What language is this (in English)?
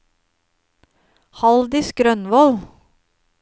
Norwegian